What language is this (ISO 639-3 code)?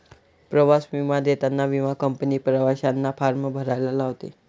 mar